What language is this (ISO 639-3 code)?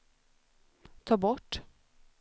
swe